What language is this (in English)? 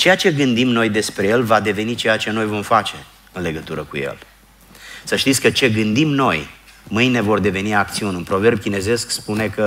Romanian